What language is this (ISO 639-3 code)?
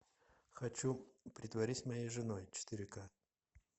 rus